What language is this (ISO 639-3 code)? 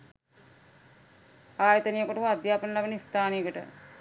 sin